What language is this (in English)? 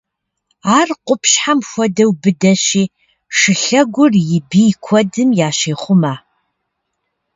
Kabardian